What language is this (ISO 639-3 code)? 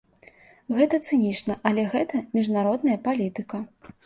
bel